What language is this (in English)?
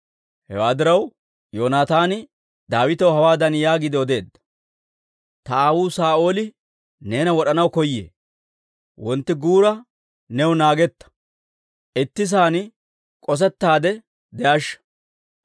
Dawro